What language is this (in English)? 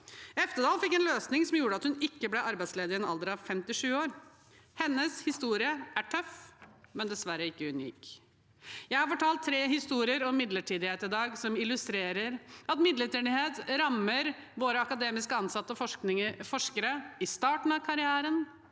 Norwegian